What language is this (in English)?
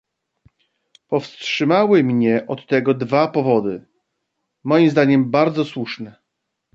Polish